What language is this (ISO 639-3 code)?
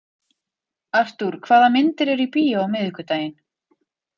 isl